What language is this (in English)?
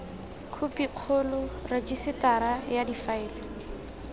Tswana